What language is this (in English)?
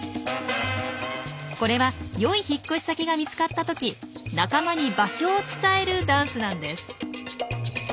Japanese